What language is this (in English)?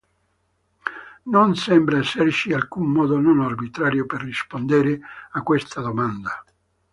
Italian